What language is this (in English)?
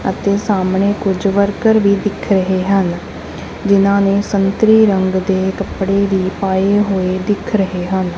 Punjabi